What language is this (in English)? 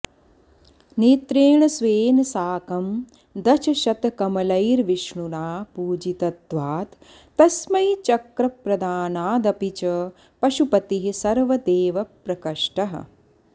Sanskrit